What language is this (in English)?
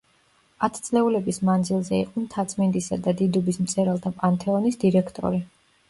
Georgian